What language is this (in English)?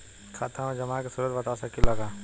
Bhojpuri